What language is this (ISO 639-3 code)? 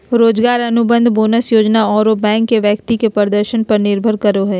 mag